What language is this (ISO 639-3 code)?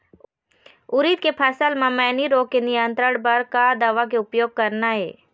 hne